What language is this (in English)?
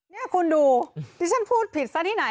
Thai